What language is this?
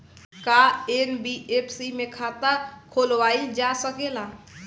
Bhojpuri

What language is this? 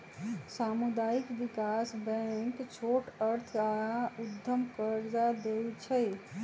Magahi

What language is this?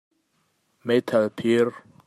Hakha Chin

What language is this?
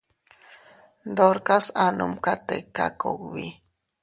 Teutila Cuicatec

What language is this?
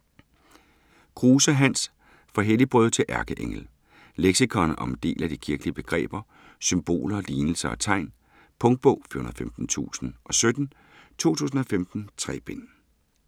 Danish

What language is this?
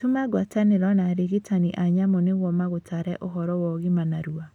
Kikuyu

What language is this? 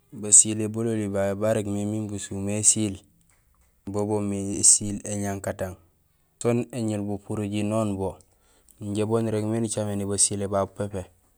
Gusilay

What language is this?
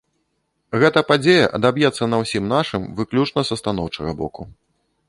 Belarusian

